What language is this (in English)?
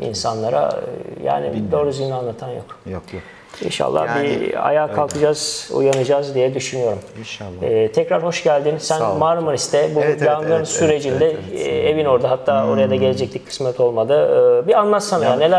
Turkish